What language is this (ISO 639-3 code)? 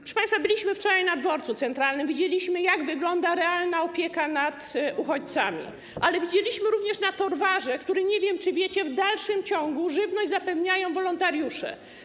pol